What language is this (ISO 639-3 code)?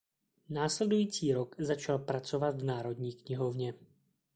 ces